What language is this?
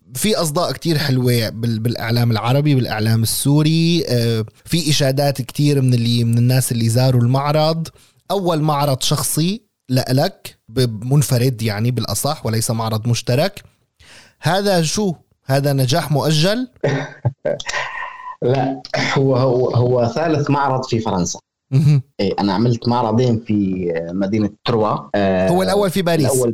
Arabic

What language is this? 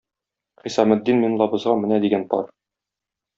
Tatar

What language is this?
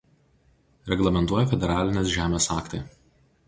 Lithuanian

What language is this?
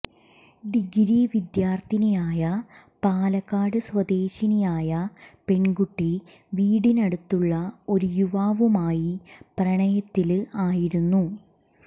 Malayalam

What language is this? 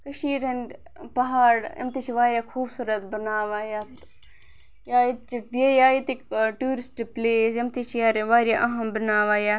Kashmiri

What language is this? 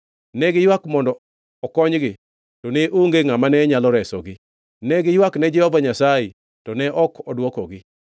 Luo (Kenya and Tanzania)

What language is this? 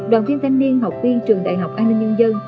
Vietnamese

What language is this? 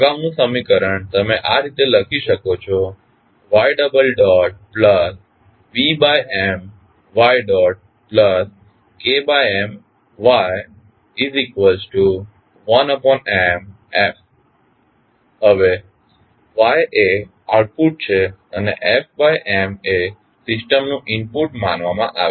Gujarati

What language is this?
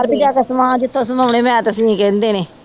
Punjabi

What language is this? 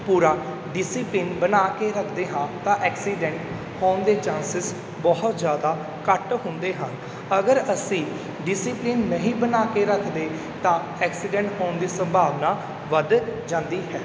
Punjabi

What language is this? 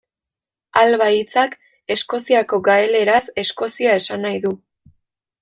Basque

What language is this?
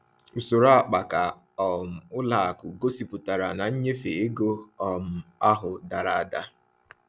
Igbo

